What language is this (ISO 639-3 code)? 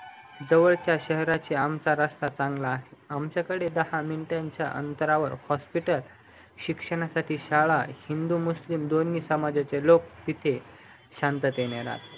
mar